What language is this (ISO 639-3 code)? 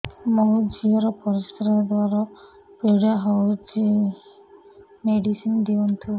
ori